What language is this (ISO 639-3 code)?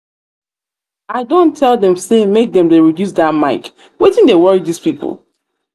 pcm